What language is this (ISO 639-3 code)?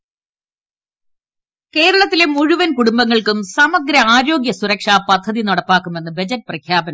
mal